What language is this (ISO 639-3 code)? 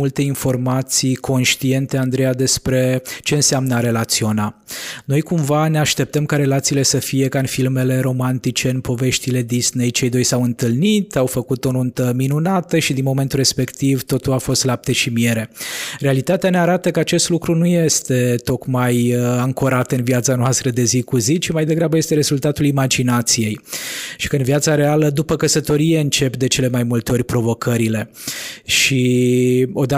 ron